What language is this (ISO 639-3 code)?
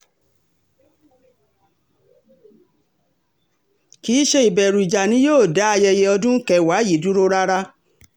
yor